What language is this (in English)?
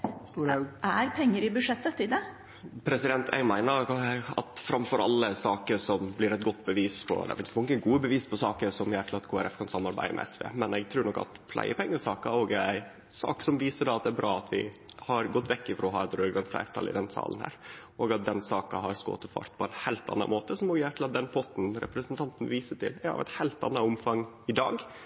Norwegian